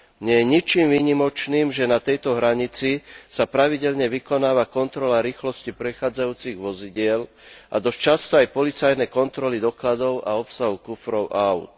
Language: Slovak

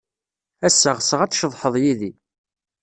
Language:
Kabyle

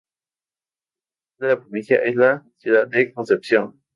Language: Spanish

